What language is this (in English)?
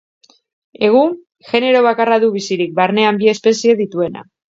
Basque